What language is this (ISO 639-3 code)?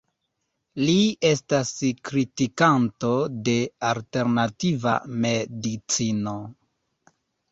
epo